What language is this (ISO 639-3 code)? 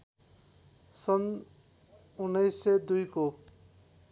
nep